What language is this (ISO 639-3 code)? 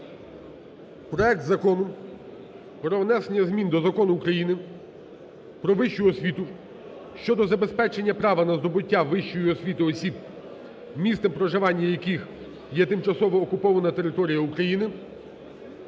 ukr